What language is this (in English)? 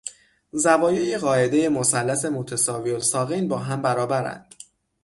Persian